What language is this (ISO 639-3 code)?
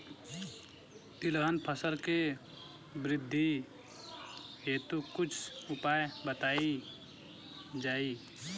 bho